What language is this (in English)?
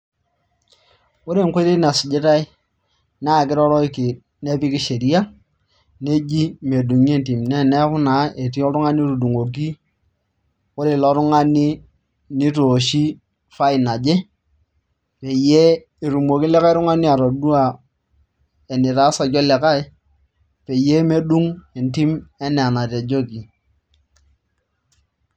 Masai